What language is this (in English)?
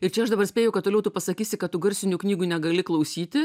Lithuanian